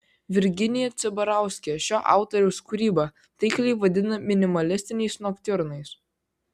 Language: Lithuanian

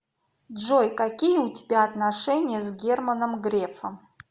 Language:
Russian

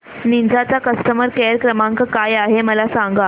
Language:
Marathi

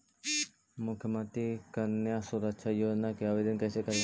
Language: Magahi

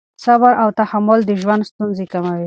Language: Pashto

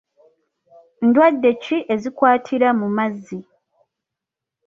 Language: Ganda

